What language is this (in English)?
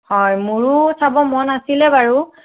Assamese